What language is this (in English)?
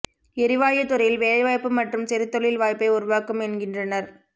Tamil